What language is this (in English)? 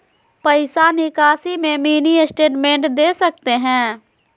Magahi